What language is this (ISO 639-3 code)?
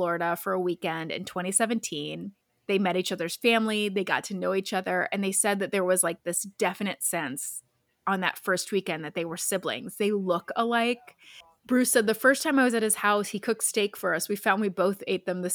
eng